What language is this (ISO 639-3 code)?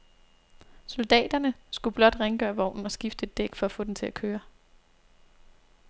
dan